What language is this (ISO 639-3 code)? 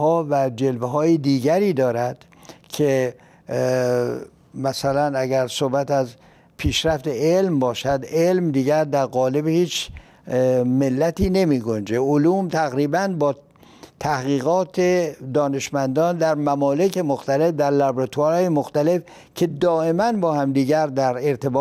fas